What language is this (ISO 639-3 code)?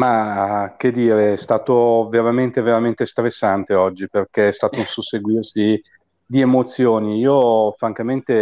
ita